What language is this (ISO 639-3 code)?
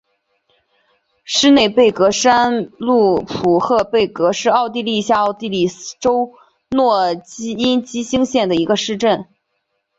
zho